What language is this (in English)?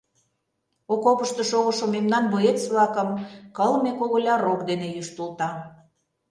Mari